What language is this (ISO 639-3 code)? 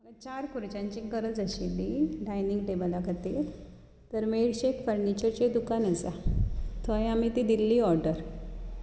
kok